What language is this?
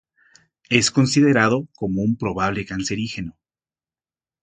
Spanish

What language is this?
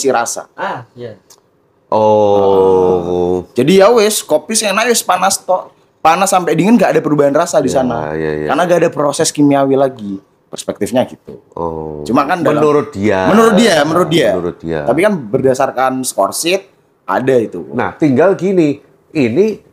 Indonesian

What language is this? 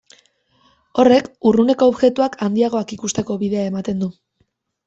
Basque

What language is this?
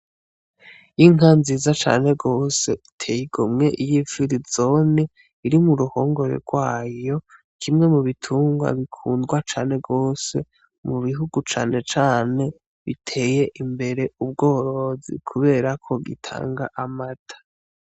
Rundi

